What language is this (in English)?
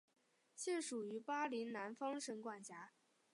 Chinese